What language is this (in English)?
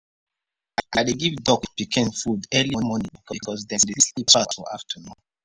Nigerian Pidgin